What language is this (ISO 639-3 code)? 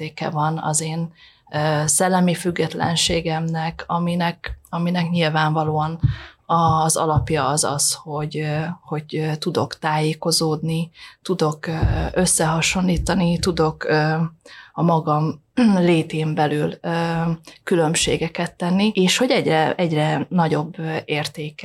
hun